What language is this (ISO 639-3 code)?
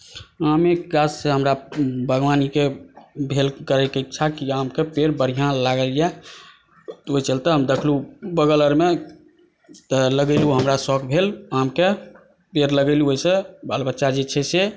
mai